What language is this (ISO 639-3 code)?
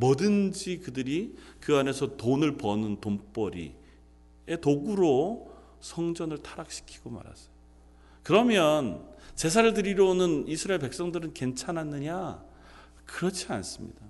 kor